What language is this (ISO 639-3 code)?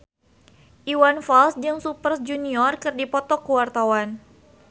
sun